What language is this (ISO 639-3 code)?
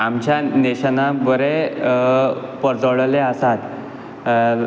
kok